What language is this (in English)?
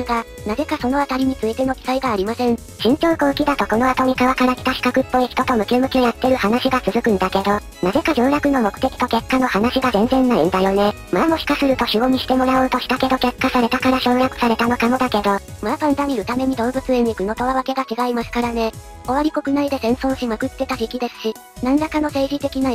Japanese